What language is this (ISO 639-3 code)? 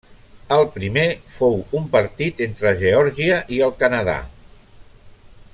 cat